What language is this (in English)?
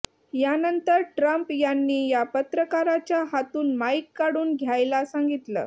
Marathi